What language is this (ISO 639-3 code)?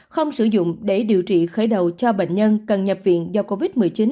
vie